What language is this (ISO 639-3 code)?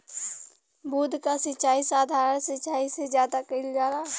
bho